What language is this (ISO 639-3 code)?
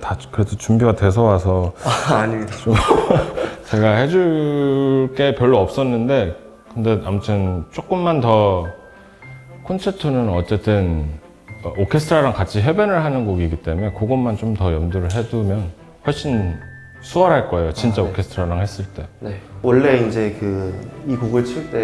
kor